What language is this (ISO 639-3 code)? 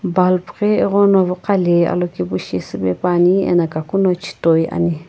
nsm